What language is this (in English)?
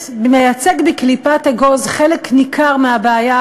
Hebrew